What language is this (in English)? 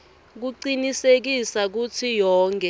Swati